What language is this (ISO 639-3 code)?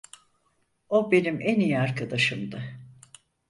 tur